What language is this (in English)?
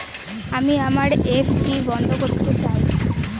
Bangla